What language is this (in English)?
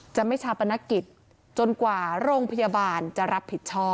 Thai